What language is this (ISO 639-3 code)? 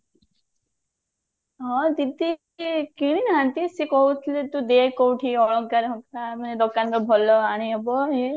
ori